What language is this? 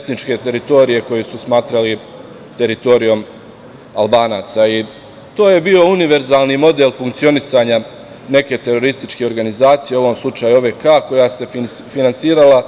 Serbian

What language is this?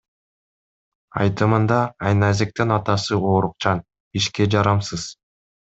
Kyrgyz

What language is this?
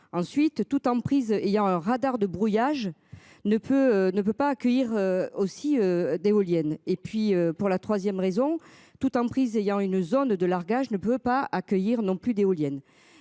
French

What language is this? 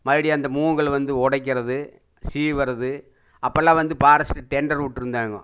Tamil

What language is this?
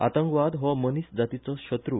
Konkani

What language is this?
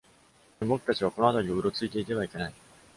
Japanese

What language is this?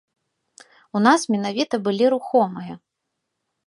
Belarusian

